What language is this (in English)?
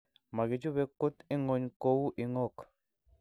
Kalenjin